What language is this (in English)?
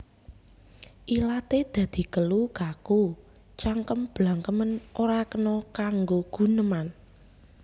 Javanese